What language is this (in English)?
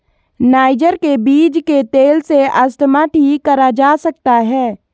Hindi